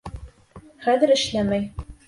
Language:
Bashkir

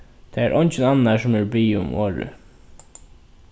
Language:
Faroese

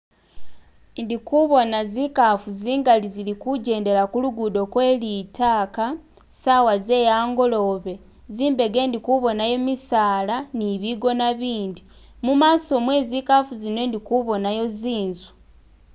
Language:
Masaaba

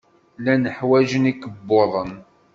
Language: Kabyle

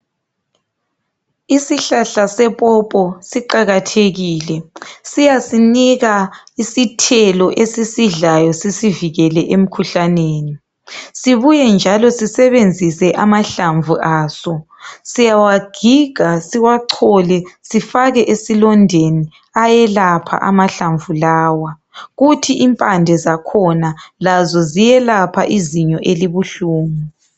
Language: North Ndebele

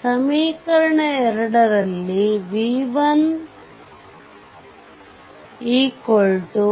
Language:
Kannada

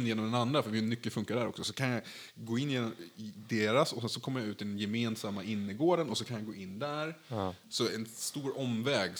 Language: Swedish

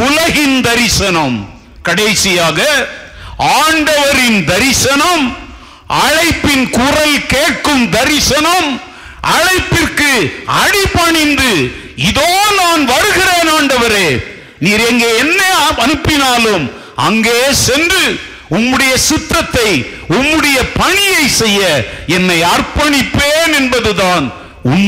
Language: Tamil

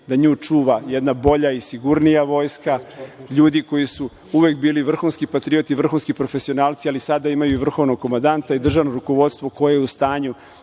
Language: Serbian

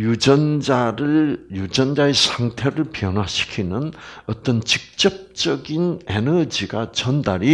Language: Korean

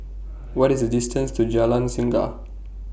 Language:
English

